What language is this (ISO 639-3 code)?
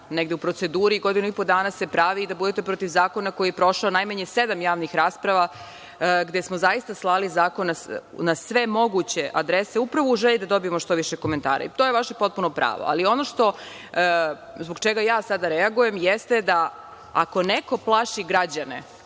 srp